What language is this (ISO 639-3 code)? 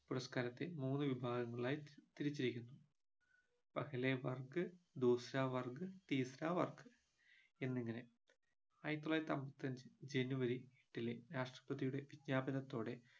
mal